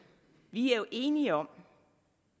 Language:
Danish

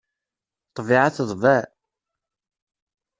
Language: Kabyle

